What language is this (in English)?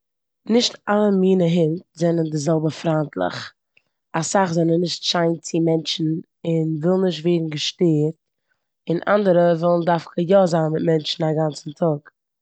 Yiddish